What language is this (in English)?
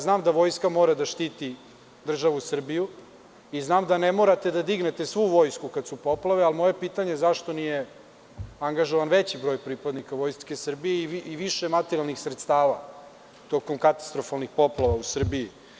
Serbian